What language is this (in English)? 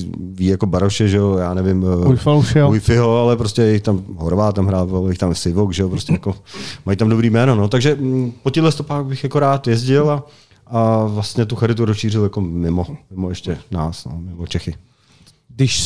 Czech